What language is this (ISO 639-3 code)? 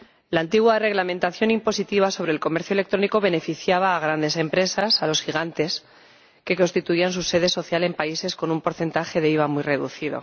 spa